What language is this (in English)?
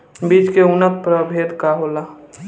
Bhojpuri